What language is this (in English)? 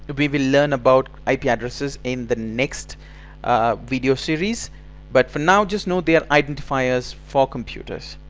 English